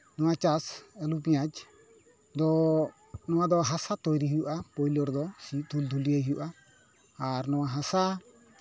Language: Santali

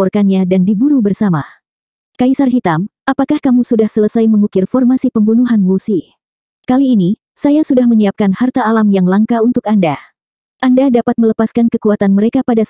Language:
Indonesian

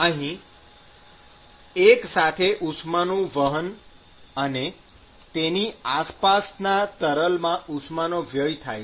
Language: Gujarati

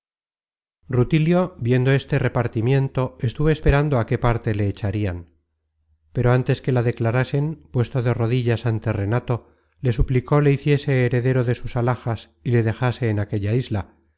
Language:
Spanish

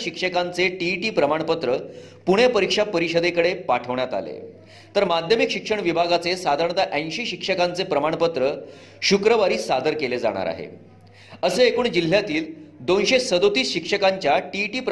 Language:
Marathi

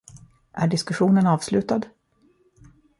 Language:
Swedish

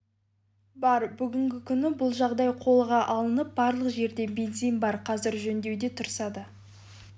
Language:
Kazakh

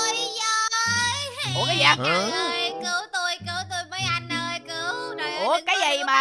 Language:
Vietnamese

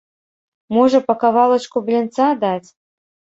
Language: Belarusian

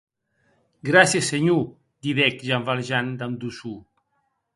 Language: Occitan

